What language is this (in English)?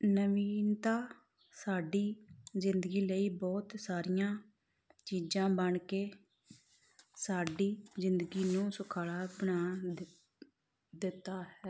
Punjabi